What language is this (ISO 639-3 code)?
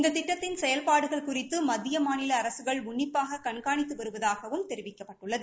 tam